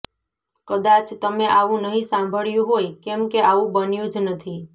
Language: Gujarati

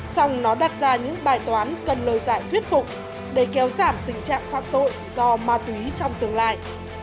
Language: Vietnamese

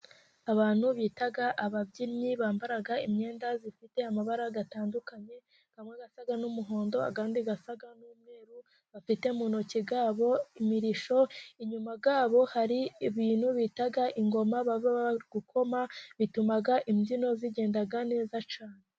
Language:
Kinyarwanda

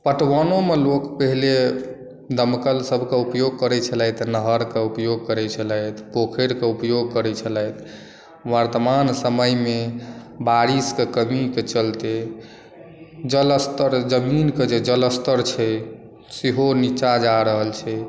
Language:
Maithili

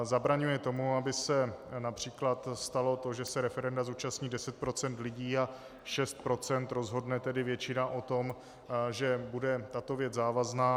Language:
Czech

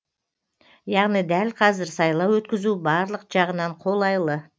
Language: Kazakh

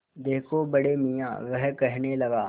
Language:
Hindi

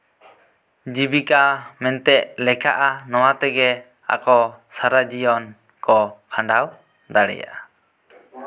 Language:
Santali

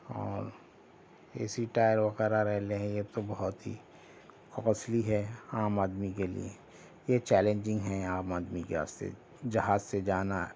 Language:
Urdu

